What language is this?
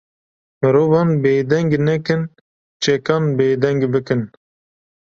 Kurdish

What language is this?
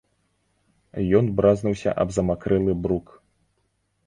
Belarusian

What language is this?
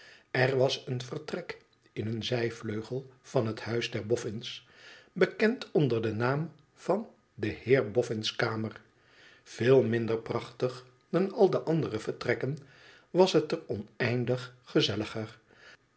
Dutch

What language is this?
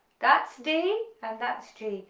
English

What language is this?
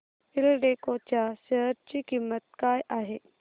Marathi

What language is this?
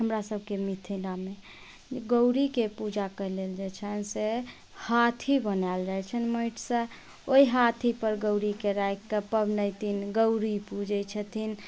Maithili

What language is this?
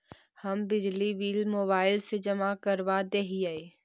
Magahi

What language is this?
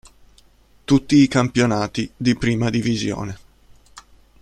Italian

